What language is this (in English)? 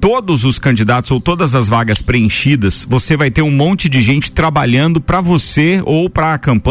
Portuguese